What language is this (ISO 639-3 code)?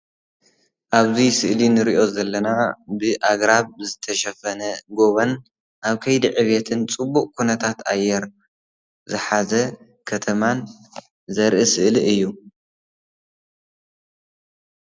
tir